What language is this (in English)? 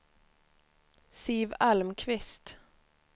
Swedish